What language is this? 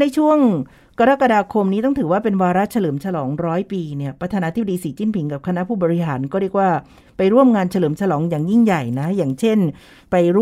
Thai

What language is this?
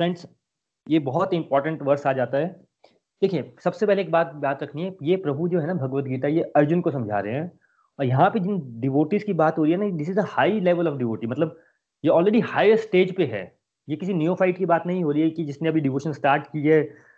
Hindi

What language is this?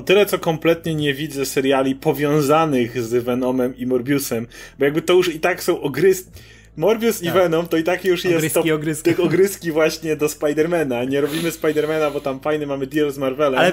Polish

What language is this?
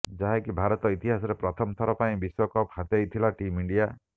Odia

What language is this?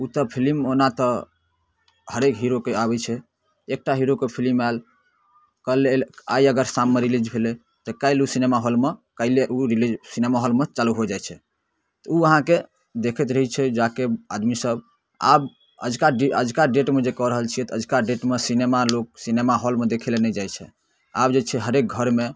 Maithili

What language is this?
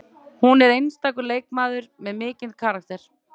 Icelandic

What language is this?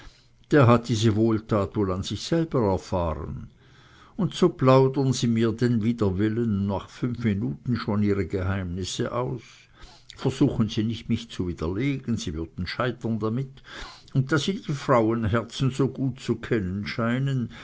German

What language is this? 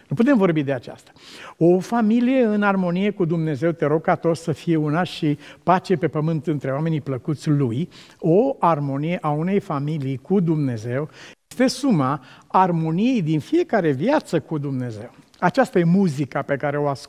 Romanian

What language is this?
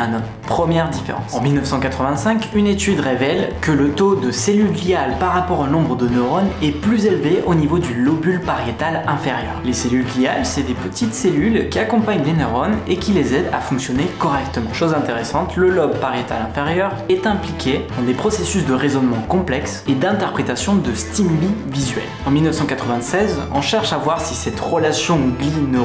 French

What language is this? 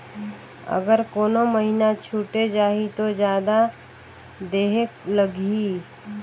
Chhattisgarhi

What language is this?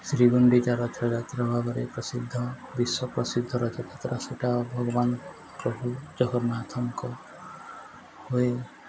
Odia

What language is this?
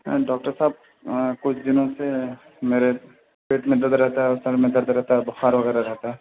Urdu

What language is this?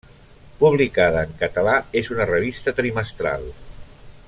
Catalan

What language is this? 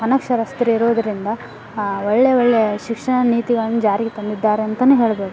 Kannada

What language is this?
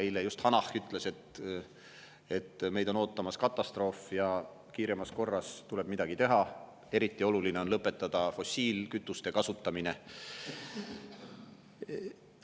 Estonian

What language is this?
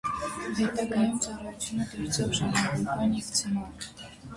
Armenian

